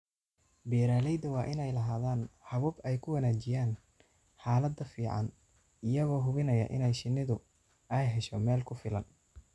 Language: Somali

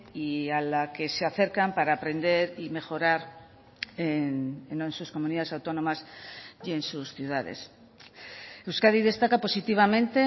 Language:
Spanish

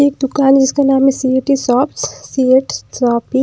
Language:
Hindi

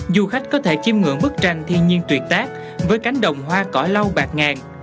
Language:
Vietnamese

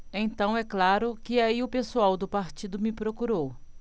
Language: Portuguese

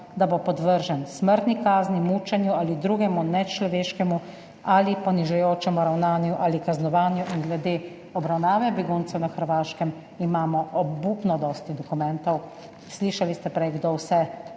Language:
Slovenian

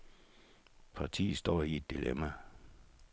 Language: Danish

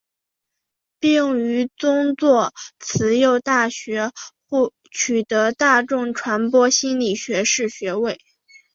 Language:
Chinese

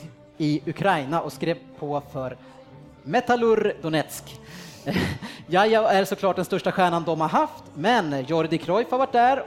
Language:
Swedish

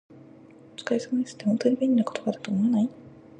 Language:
Japanese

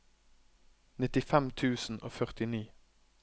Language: Norwegian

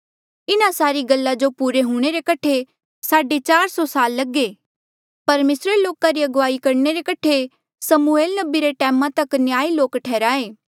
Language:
Mandeali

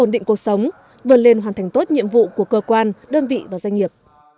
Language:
Vietnamese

